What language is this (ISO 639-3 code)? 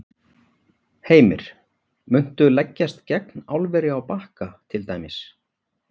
isl